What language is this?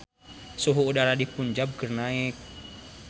Sundanese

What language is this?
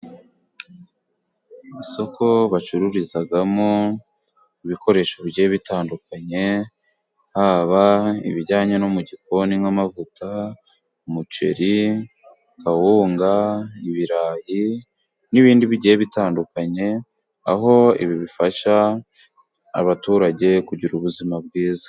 Kinyarwanda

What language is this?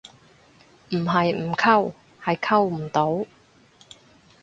Cantonese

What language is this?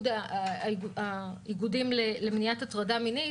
Hebrew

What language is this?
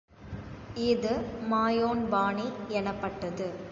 Tamil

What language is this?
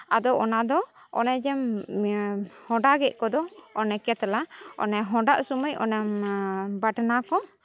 Santali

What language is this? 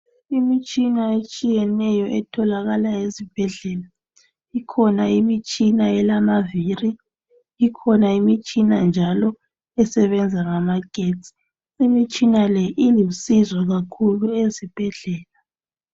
North Ndebele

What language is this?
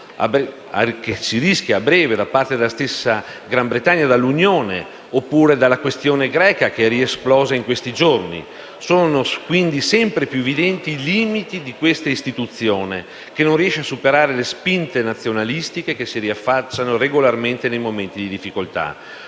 Italian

